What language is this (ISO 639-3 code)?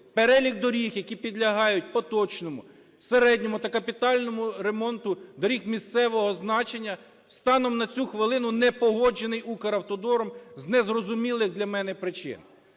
ukr